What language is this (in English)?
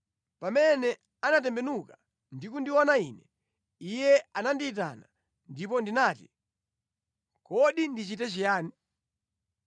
Nyanja